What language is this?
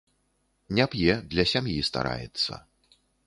Belarusian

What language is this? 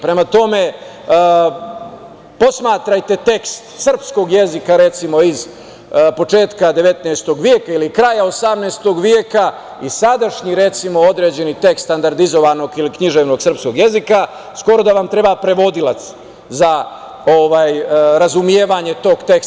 Serbian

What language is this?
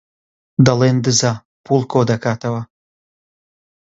Central Kurdish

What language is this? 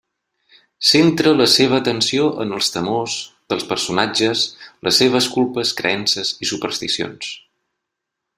Catalan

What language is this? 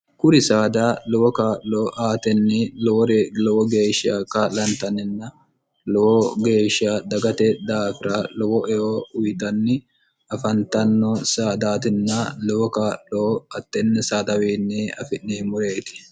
Sidamo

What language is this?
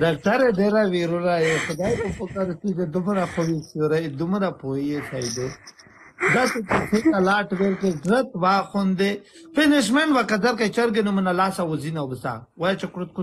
Romanian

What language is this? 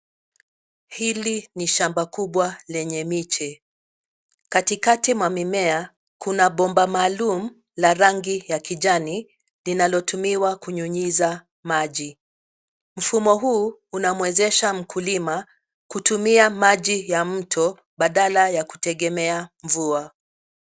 Swahili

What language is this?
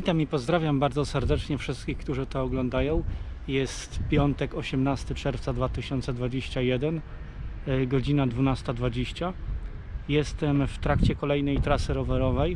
Polish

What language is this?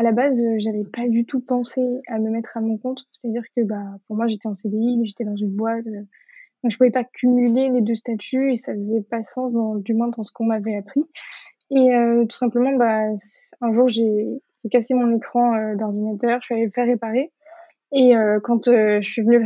French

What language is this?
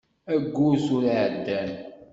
Kabyle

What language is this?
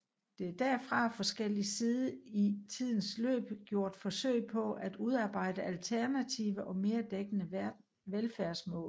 Danish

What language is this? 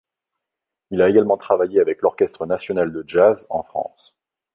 French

